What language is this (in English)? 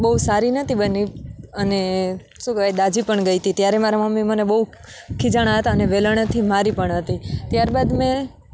Gujarati